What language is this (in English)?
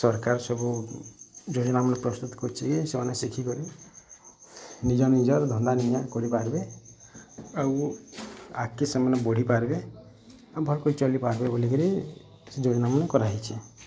Odia